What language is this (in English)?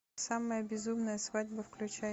Russian